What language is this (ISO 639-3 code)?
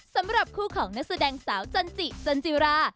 tha